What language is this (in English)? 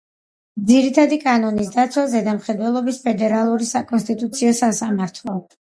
Georgian